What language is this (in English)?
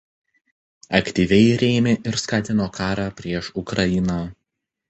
Lithuanian